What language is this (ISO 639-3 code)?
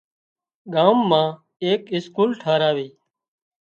kxp